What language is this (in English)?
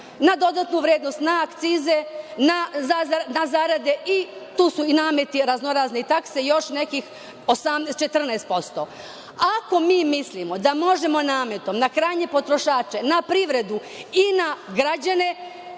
Serbian